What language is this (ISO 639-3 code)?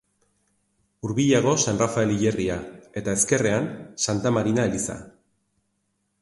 eus